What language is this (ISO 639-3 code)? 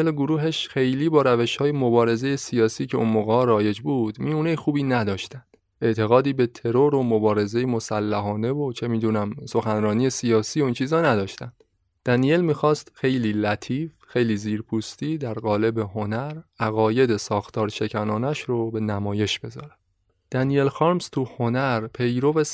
fas